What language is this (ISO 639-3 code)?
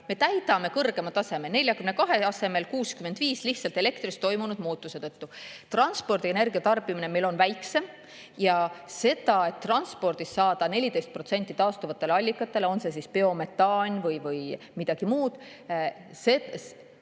est